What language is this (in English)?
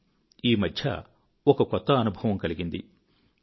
Telugu